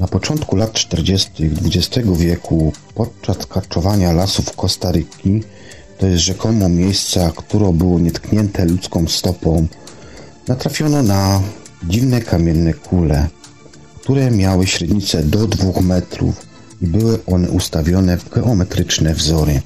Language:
Polish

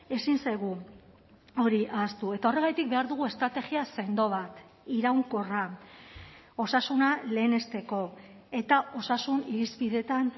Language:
Basque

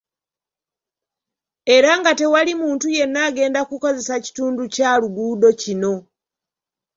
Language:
Ganda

